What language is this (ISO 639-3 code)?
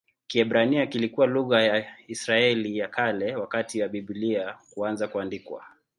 swa